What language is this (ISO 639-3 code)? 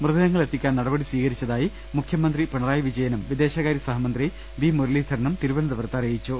mal